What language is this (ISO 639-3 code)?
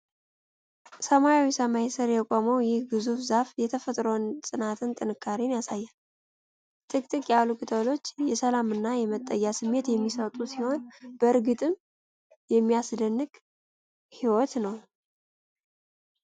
amh